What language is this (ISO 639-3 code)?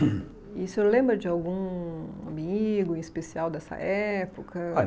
por